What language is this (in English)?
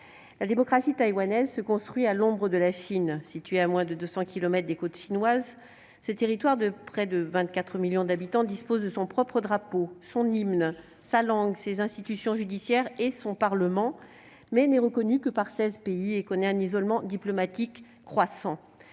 French